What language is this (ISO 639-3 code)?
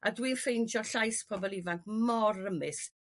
cym